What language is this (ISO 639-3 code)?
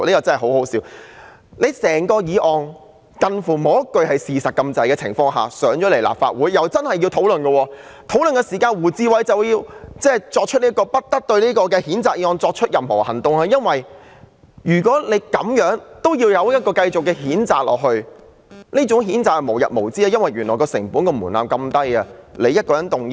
yue